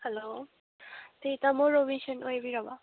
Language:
Manipuri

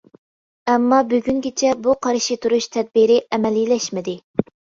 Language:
Uyghur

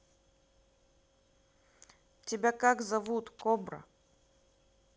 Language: Russian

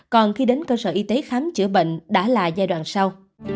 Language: Vietnamese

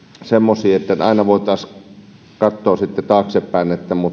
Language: Finnish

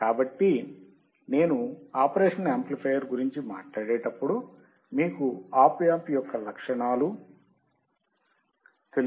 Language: Telugu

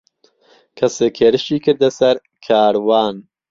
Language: Central Kurdish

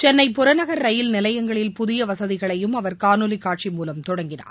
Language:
Tamil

